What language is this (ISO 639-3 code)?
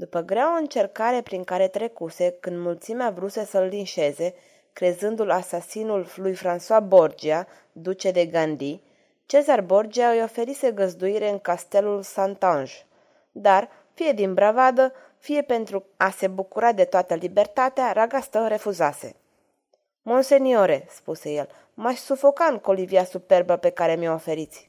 ron